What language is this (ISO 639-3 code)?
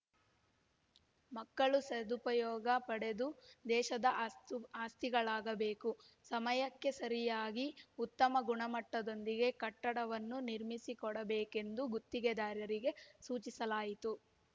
kan